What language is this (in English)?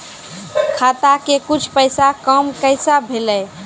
Maithili